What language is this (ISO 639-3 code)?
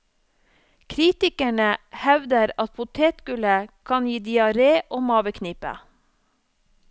nor